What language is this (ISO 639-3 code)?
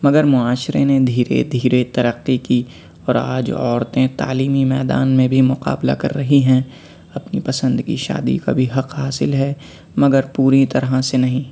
urd